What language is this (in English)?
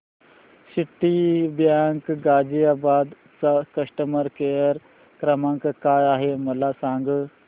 Marathi